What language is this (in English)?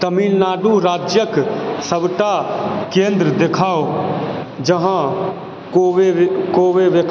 Maithili